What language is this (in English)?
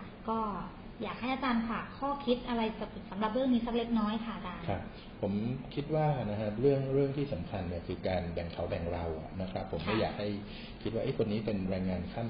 Thai